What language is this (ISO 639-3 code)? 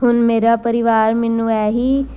pan